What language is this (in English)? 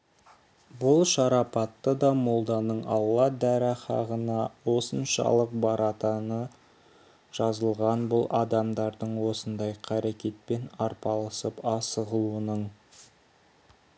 Kazakh